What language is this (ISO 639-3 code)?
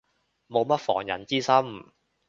yue